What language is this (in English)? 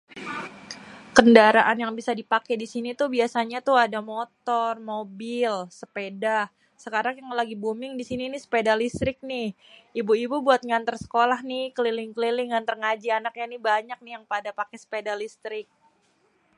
Betawi